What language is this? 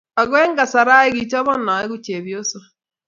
Kalenjin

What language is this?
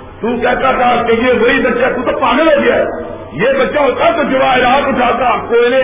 Urdu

